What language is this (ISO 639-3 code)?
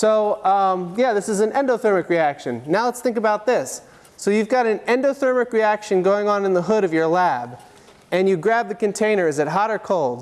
eng